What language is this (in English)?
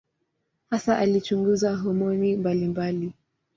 Swahili